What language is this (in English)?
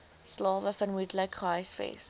Afrikaans